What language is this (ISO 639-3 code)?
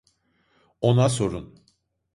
tur